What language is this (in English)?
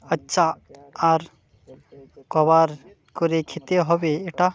Bangla